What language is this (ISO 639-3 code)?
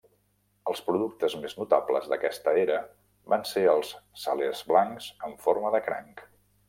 cat